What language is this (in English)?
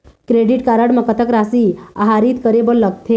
Chhattisgarhi